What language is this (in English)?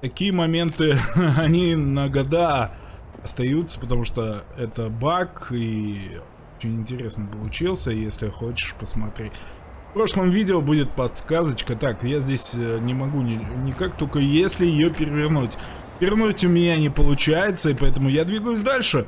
Russian